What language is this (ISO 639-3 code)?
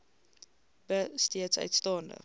afr